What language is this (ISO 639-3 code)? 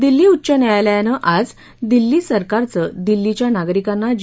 mar